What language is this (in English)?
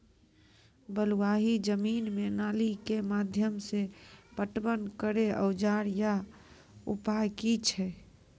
Maithili